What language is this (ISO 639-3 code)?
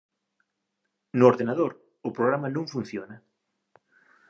glg